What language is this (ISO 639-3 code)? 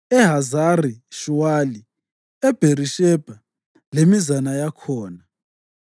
nde